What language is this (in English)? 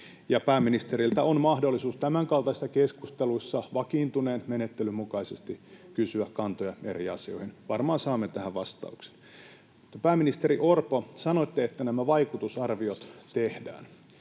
Finnish